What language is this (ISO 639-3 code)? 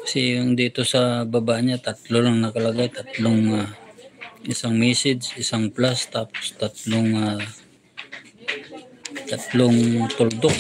fil